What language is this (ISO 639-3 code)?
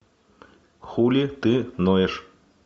rus